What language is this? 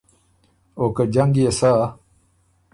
Ormuri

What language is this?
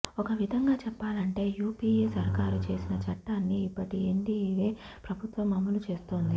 Telugu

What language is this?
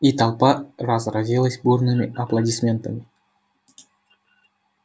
Russian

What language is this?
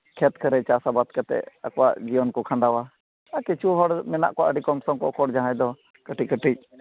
Santali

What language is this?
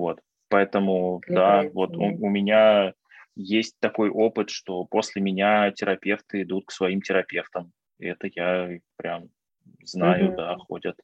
Russian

